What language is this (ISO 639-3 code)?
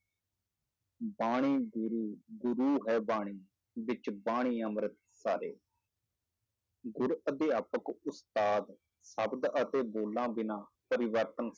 pan